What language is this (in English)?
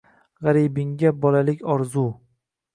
Uzbek